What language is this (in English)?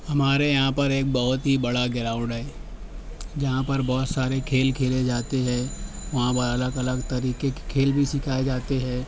Urdu